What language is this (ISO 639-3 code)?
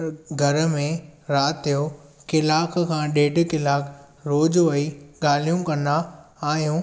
snd